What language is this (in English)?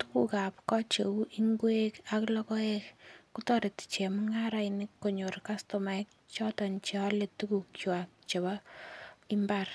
Kalenjin